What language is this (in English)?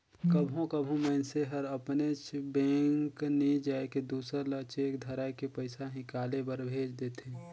Chhattisgarhi